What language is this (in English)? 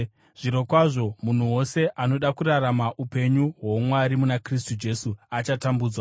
Shona